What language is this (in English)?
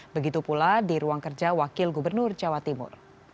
Indonesian